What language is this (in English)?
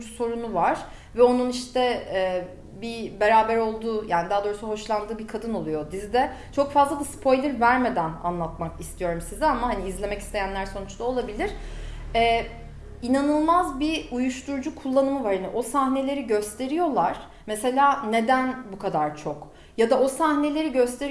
Turkish